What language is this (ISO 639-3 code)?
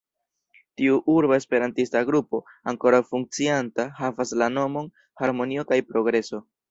epo